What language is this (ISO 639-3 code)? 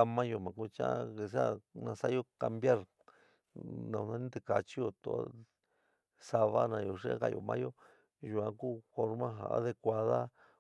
mig